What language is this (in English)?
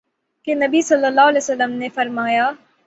Urdu